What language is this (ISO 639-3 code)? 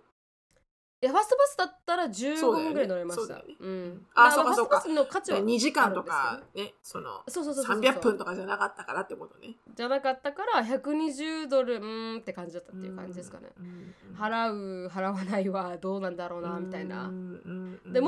jpn